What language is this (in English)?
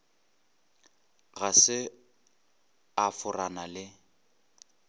Northern Sotho